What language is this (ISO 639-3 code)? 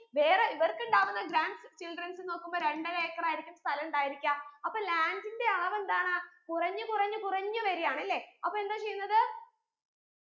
mal